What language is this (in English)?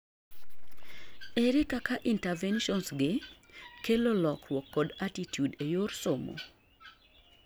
Luo (Kenya and Tanzania)